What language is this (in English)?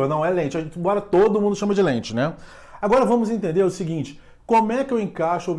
Portuguese